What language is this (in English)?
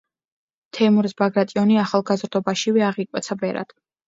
Georgian